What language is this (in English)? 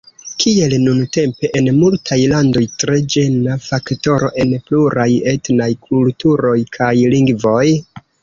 Esperanto